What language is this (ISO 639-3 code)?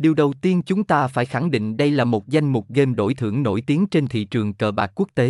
vie